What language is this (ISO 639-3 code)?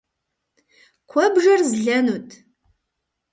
kbd